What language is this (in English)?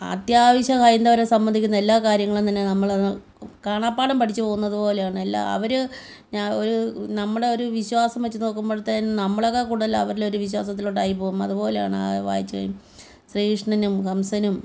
Malayalam